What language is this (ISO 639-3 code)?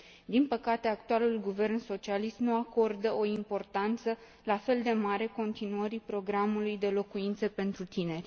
ron